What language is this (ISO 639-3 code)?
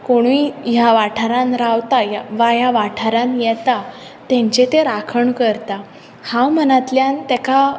kok